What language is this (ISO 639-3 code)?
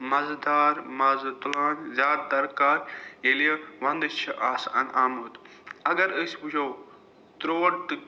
kas